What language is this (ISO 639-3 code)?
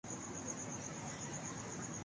urd